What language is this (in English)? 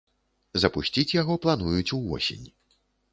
Belarusian